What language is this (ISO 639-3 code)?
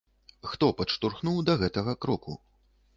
bel